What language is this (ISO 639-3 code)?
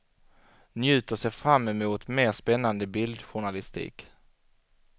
swe